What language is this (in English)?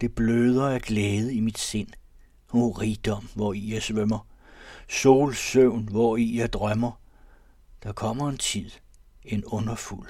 Danish